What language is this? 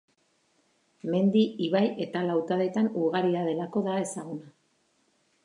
Basque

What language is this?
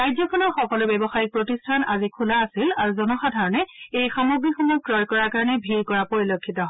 Assamese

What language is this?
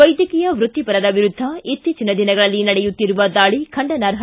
Kannada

